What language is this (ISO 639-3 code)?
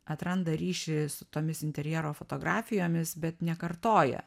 lit